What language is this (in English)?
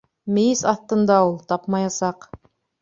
Bashkir